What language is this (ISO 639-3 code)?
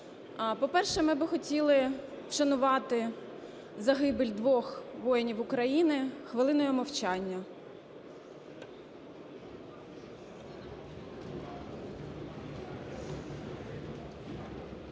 ukr